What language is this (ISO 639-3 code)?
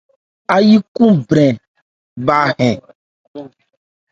ebr